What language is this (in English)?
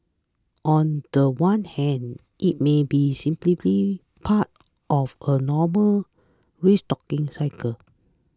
English